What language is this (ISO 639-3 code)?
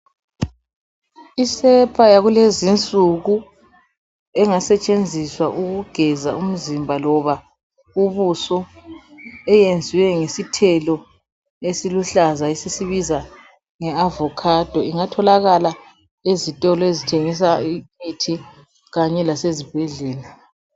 nde